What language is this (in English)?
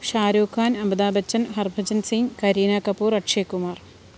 Malayalam